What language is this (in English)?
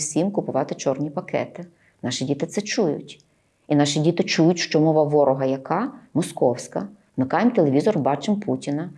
Ukrainian